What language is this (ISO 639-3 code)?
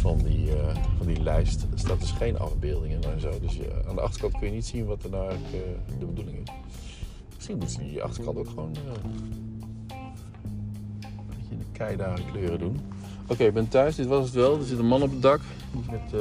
nld